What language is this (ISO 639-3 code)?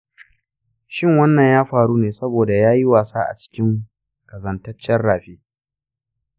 hau